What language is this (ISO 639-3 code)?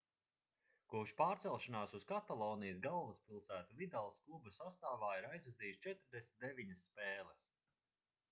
lav